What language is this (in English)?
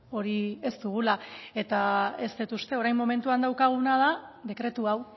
Basque